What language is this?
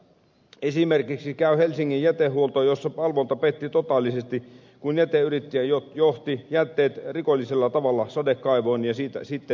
Finnish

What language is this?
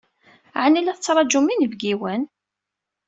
Kabyle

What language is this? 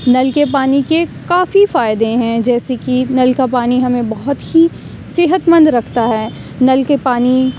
Urdu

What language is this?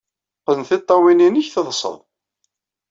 Kabyle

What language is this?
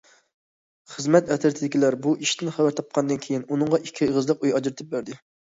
Uyghur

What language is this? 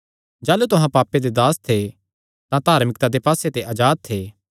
Kangri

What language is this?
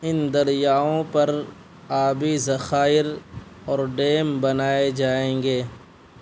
Urdu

